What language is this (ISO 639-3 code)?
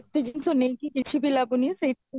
ori